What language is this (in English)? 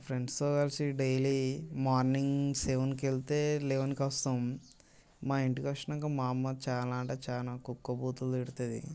Telugu